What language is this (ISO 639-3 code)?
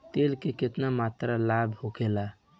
bho